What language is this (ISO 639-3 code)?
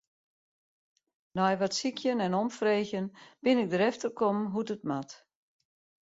fry